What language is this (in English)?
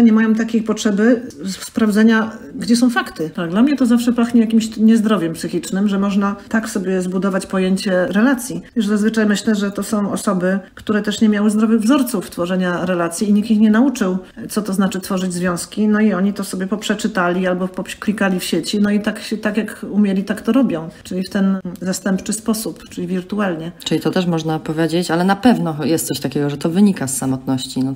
Polish